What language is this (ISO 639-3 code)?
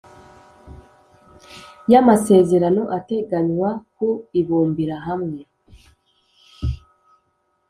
kin